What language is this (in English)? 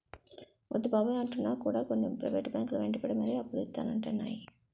Telugu